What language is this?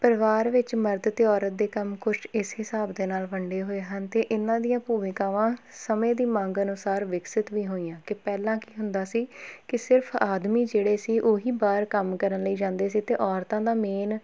Punjabi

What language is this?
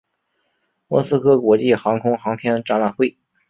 Chinese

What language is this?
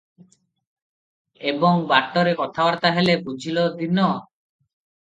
Odia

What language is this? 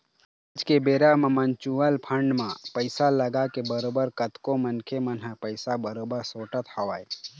Chhattisgarhi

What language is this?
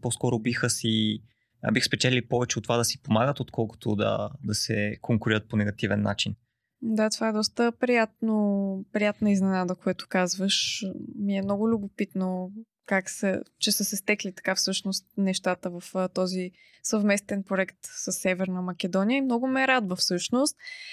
Bulgarian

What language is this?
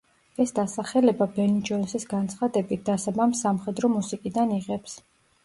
Georgian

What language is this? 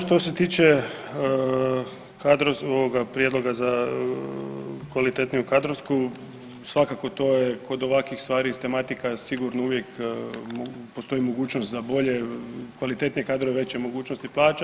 Croatian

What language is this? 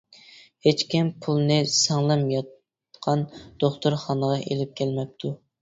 Uyghur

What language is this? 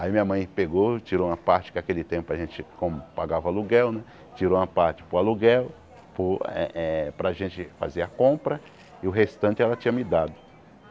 Portuguese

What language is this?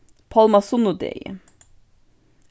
Faroese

